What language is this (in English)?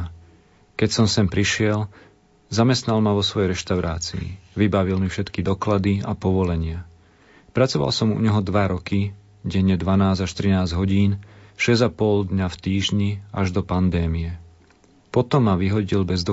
Slovak